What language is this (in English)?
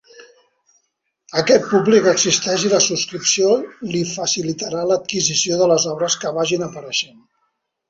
Catalan